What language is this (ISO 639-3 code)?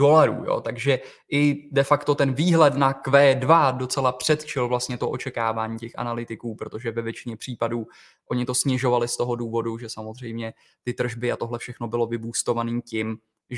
ces